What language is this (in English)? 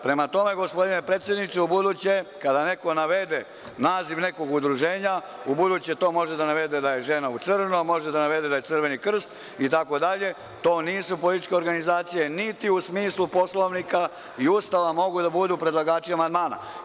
Serbian